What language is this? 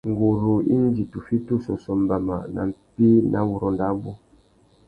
Tuki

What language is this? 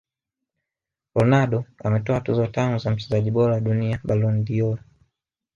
Swahili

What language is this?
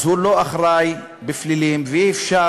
Hebrew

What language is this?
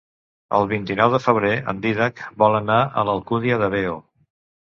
Catalan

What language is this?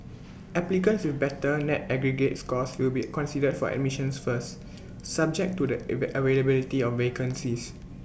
English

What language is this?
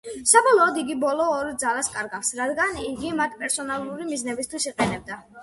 Georgian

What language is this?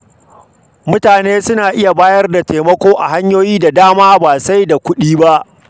Hausa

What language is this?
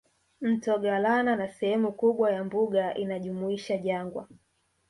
Swahili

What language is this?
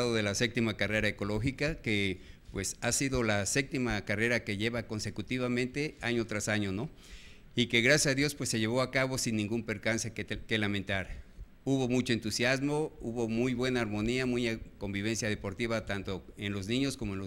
Spanish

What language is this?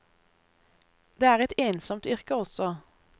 Norwegian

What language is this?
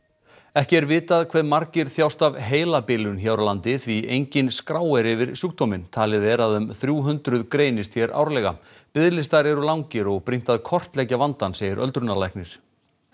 Icelandic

